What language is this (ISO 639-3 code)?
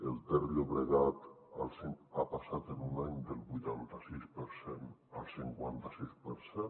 cat